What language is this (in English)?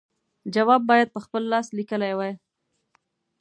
Pashto